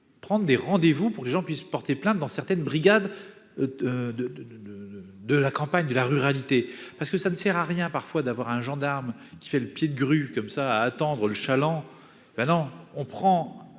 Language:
French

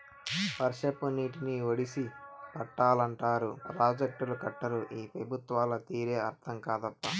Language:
Telugu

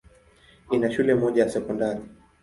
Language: Swahili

